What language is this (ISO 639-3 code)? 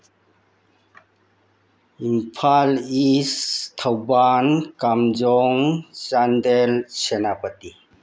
mni